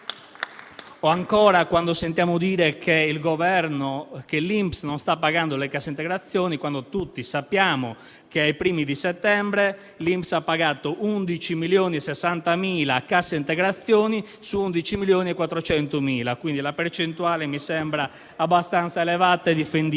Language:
Italian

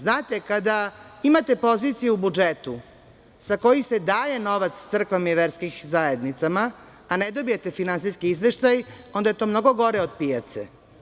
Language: Serbian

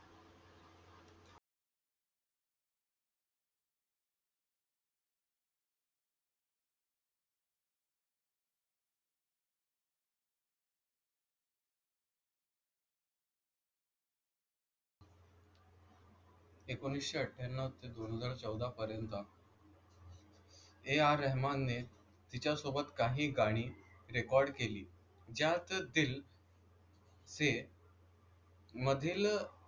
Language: Marathi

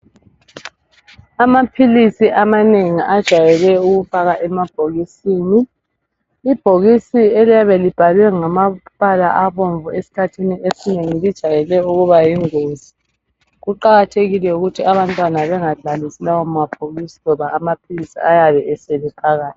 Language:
North Ndebele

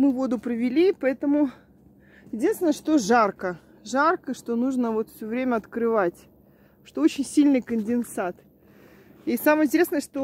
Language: Russian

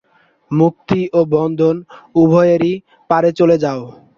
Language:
Bangla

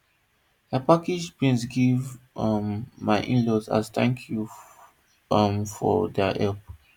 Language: Nigerian Pidgin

